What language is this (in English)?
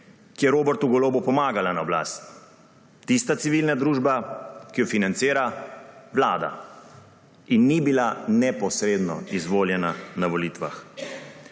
Slovenian